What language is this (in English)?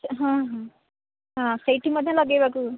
Odia